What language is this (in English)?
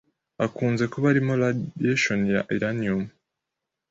Kinyarwanda